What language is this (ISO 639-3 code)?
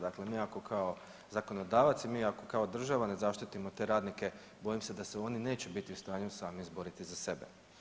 hrv